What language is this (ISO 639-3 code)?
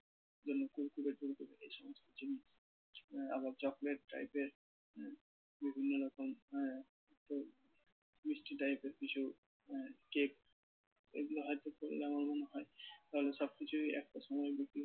ben